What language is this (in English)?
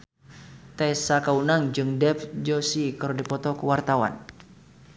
Sundanese